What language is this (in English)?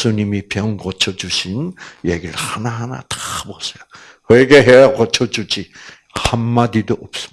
Korean